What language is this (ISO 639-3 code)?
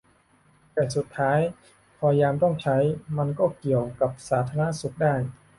tha